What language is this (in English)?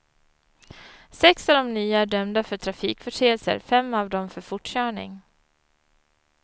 Swedish